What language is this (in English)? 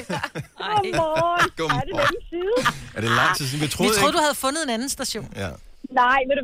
Danish